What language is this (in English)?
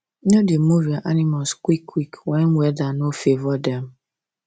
Nigerian Pidgin